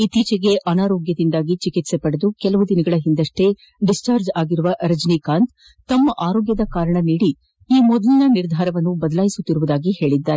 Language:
Kannada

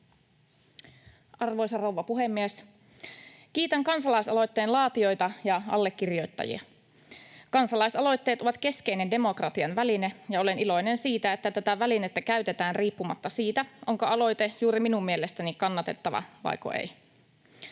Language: Finnish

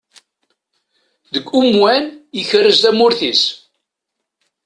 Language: Kabyle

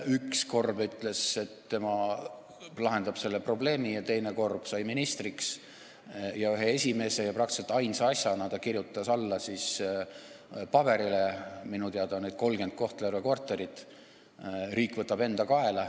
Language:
Estonian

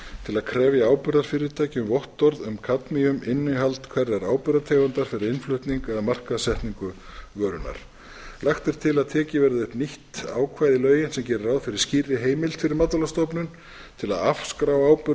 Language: Icelandic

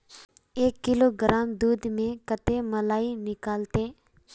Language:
Magahi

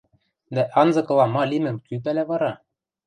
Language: Western Mari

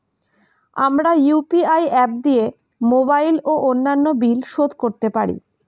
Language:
Bangla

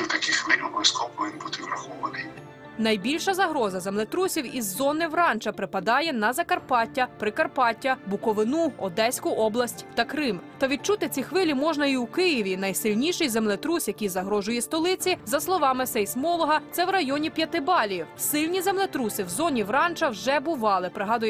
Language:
Ukrainian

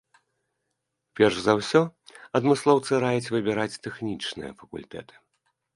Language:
Belarusian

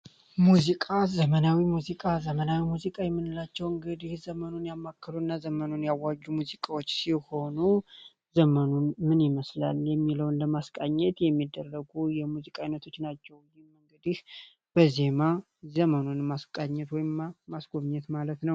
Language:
Amharic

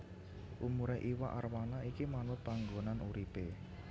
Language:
Javanese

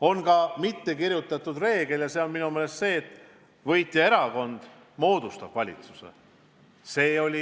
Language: Estonian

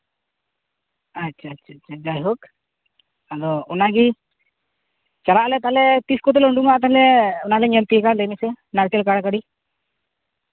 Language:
Santali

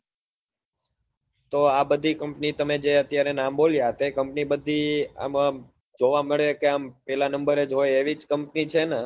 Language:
Gujarati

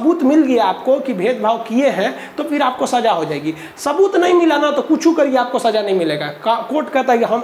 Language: Hindi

